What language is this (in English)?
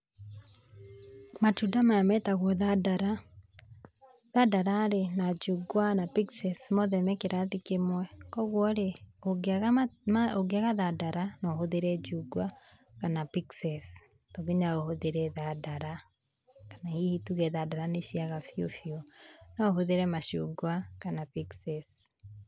Kikuyu